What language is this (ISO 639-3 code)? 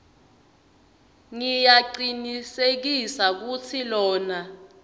ssw